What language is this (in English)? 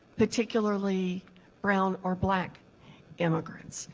English